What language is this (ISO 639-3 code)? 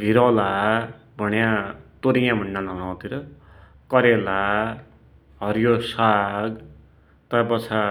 dty